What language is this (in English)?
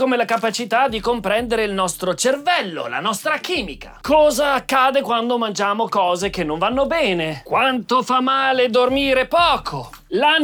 Italian